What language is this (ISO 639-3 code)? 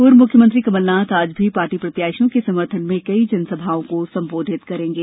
hin